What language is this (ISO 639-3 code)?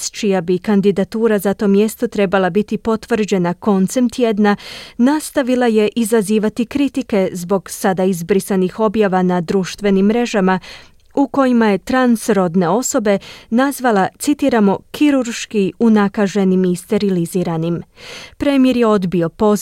hrv